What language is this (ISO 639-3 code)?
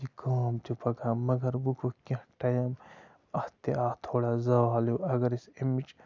kas